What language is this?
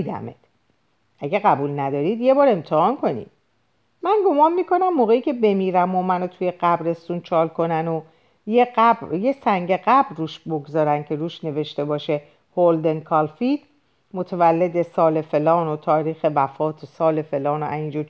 Persian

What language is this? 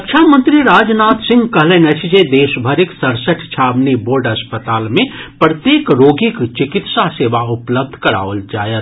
Maithili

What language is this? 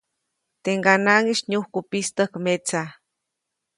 Copainalá Zoque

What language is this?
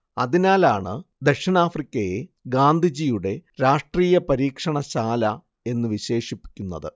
Malayalam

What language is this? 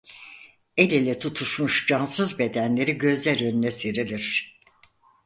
Turkish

